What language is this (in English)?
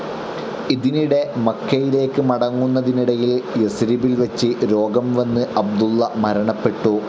Malayalam